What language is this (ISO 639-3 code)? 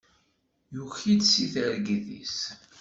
kab